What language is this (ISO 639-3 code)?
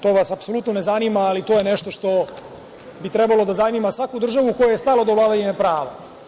srp